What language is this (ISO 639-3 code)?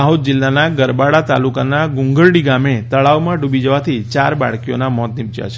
guj